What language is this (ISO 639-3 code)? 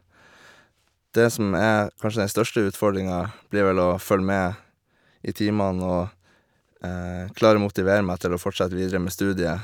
nor